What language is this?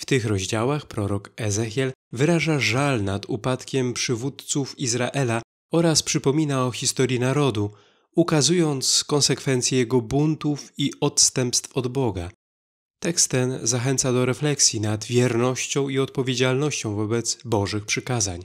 Polish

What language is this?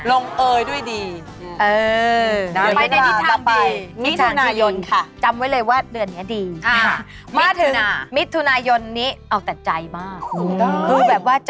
Thai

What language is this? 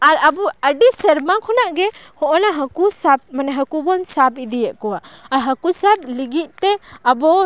Santali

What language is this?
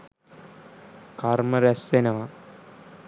Sinhala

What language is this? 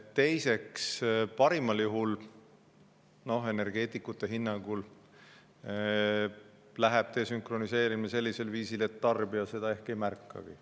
Estonian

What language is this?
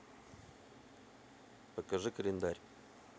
Russian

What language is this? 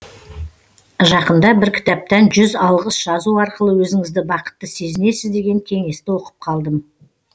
Kazakh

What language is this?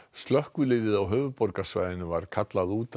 Icelandic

